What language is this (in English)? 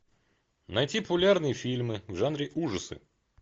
Russian